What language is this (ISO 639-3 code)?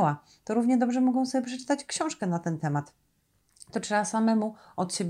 pol